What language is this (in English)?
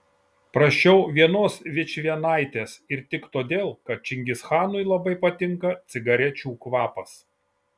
Lithuanian